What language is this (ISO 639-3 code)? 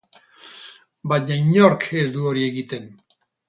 eus